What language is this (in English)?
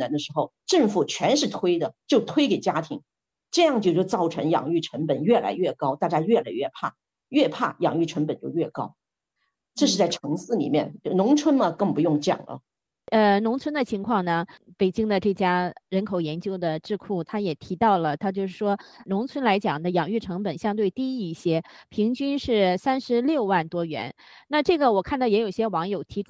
Chinese